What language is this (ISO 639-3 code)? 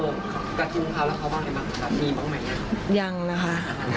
tha